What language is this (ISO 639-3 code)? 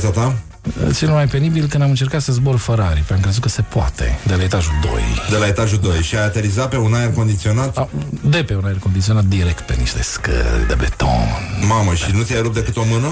ron